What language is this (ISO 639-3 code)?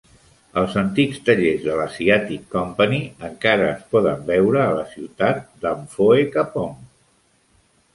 cat